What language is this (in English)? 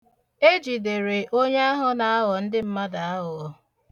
Igbo